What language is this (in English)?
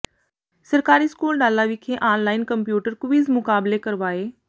Punjabi